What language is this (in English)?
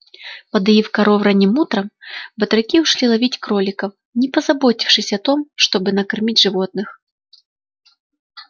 Russian